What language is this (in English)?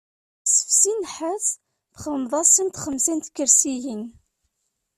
Kabyle